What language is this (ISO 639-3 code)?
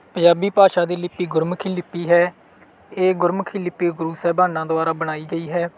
pan